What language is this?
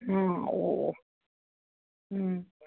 Maithili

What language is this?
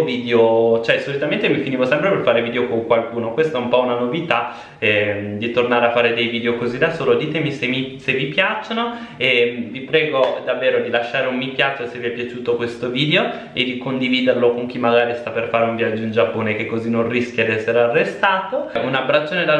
Italian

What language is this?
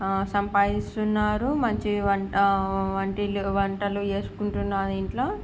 Telugu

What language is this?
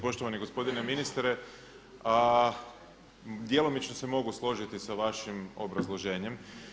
Croatian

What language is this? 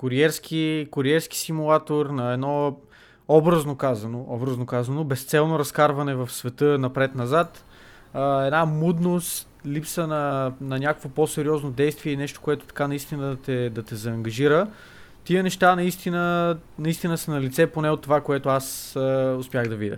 Bulgarian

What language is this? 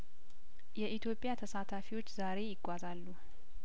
Amharic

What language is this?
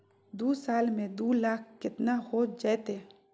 Magahi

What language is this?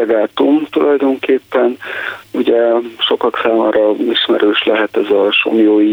Hungarian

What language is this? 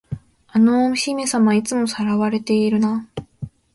Japanese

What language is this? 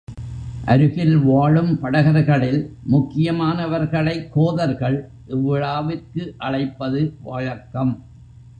Tamil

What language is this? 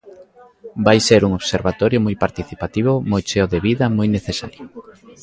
Galician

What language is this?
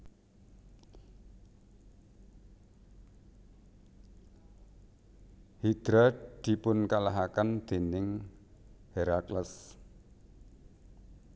Javanese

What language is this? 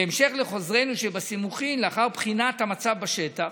Hebrew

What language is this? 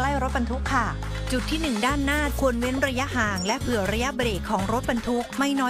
Thai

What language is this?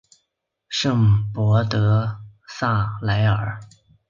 Chinese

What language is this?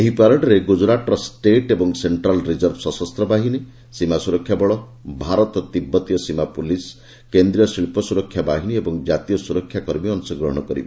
Odia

